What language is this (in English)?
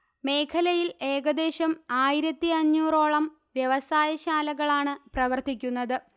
Malayalam